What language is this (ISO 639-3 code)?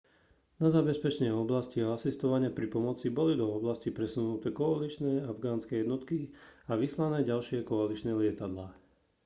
slk